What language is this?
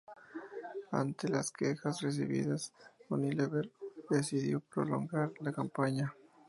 Spanish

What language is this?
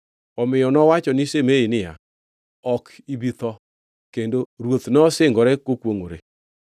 Luo (Kenya and Tanzania)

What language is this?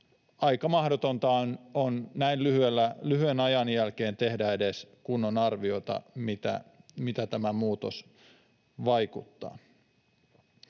Finnish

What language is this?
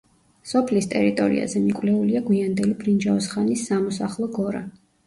Georgian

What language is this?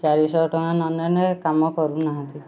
Odia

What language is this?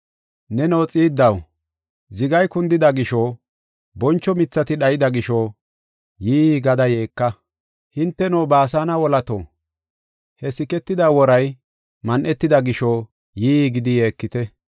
Gofa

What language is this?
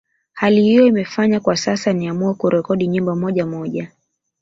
Swahili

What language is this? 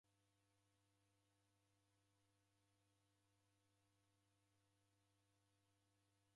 Taita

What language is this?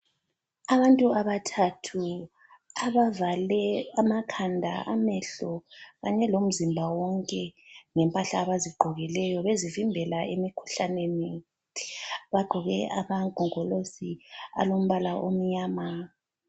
North Ndebele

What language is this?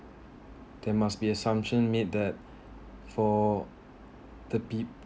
English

